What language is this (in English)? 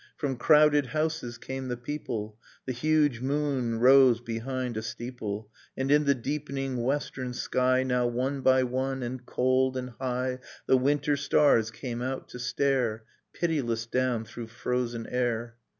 English